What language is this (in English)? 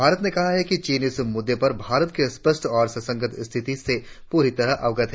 Hindi